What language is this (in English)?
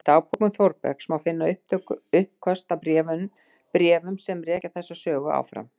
Icelandic